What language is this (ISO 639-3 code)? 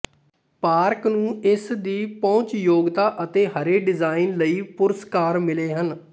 pan